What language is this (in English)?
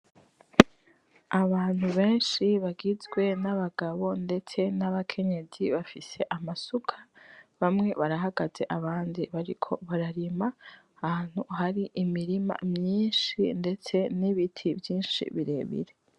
Rundi